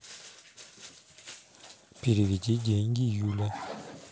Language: Russian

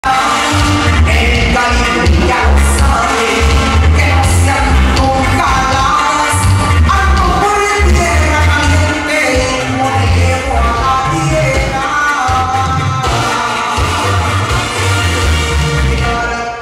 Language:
Romanian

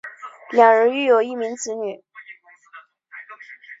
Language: Chinese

